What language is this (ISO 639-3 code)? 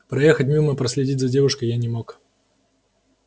rus